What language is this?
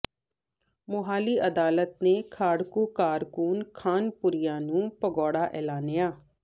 Punjabi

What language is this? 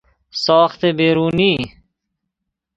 Persian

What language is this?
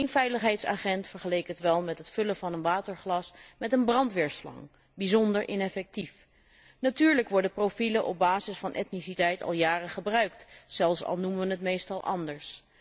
Dutch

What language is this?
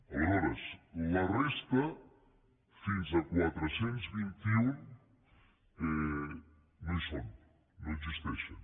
Catalan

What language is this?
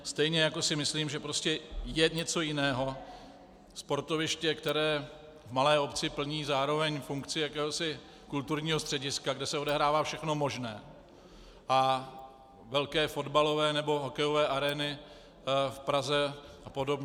Czech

